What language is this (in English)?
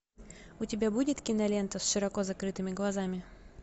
Russian